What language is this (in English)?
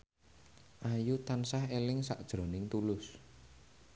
Javanese